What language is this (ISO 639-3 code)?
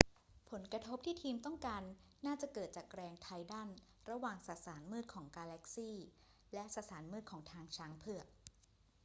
tha